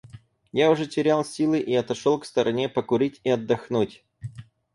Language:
Russian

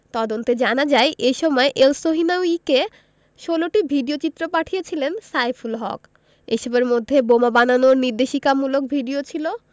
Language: Bangla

